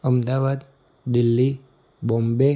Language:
Gujarati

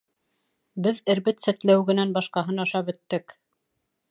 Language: Bashkir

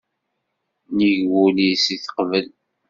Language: Kabyle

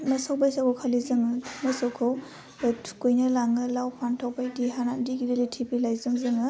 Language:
Bodo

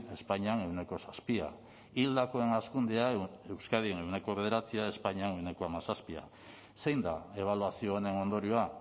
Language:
Basque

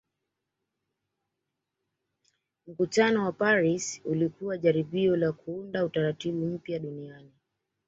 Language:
Swahili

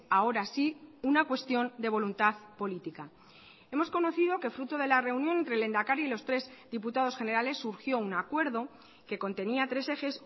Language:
Spanish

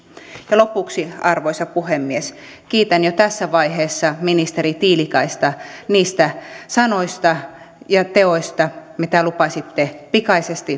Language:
Finnish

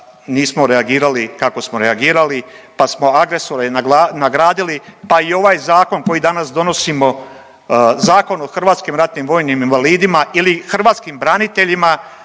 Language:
Croatian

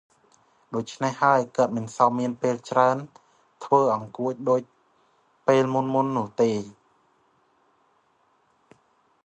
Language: Khmer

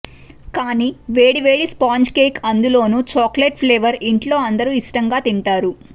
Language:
Telugu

